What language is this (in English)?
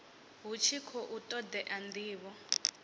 Venda